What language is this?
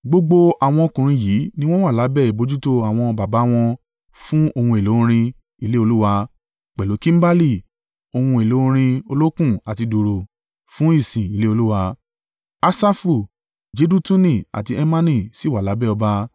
Yoruba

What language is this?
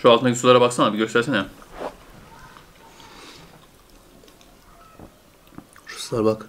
Turkish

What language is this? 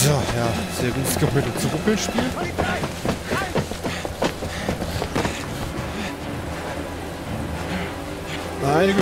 German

